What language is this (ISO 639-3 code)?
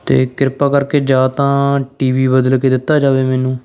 pan